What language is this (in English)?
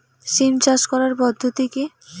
Bangla